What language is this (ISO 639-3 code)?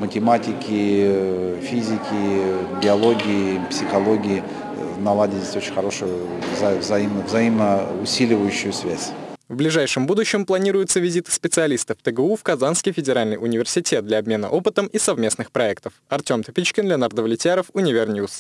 rus